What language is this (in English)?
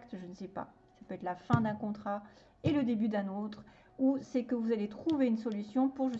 French